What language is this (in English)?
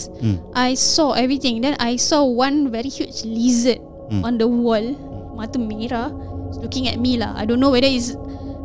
Malay